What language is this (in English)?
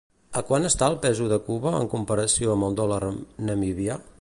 Catalan